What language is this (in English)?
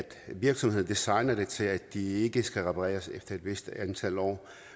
Danish